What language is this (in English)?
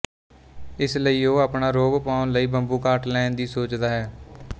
Punjabi